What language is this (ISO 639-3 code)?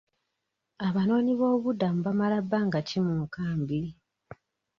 lug